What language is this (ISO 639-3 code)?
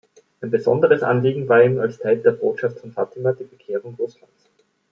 deu